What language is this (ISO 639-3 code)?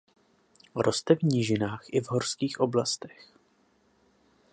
ces